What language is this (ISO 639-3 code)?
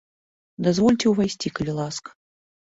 bel